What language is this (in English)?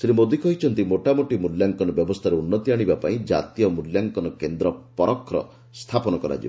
Odia